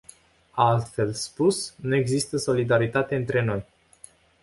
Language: Romanian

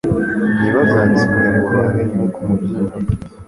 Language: Kinyarwanda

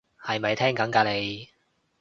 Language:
Cantonese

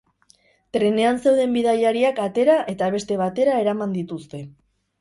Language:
Basque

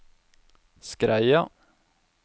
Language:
Norwegian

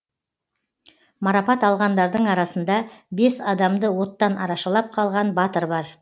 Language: Kazakh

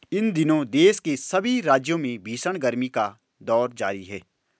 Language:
Hindi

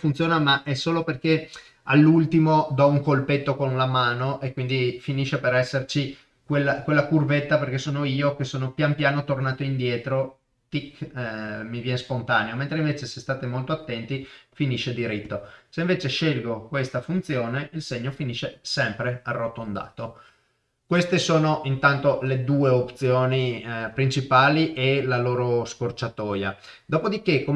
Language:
Italian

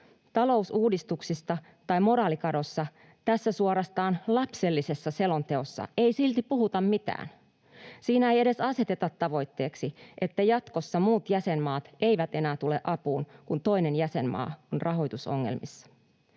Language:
Finnish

